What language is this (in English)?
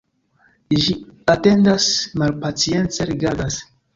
Esperanto